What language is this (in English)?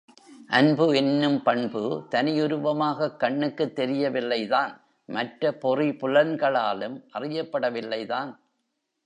Tamil